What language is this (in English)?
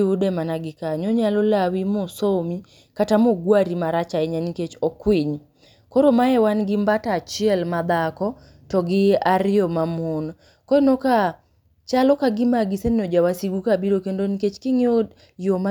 Luo (Kenya and Tanzania)